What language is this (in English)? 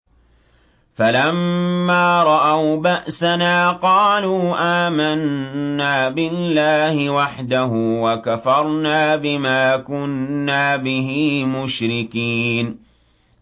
Arabic